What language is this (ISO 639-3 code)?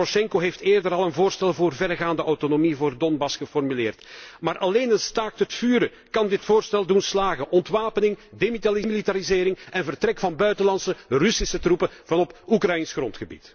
nld